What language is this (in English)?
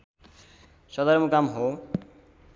Nepali